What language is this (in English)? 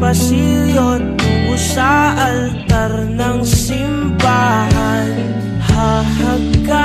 Filipino